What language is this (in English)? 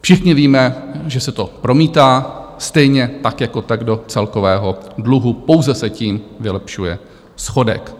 Czech